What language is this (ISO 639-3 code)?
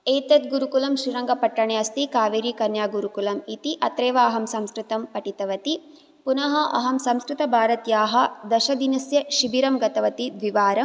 san